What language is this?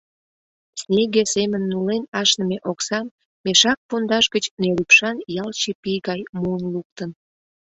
Mari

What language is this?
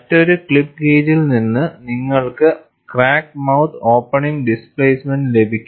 Malayalam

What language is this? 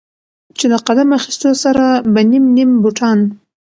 Pashto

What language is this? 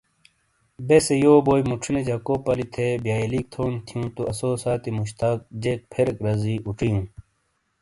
Shina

